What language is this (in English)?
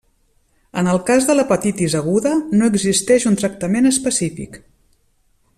Catalan